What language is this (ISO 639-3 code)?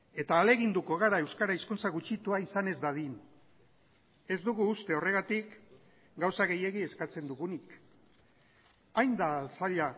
eus